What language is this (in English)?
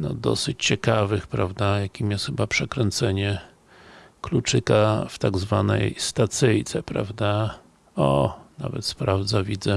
Polish